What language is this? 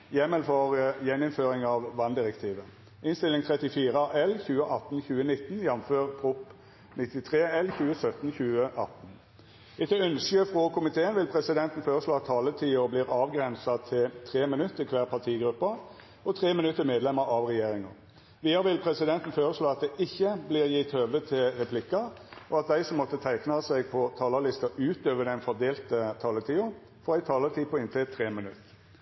Norwegian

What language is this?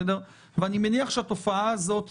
Hebrew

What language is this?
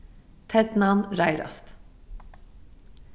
Faroese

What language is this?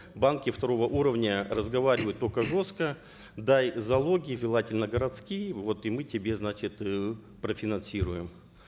Kazakh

